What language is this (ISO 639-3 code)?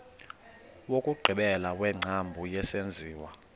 xho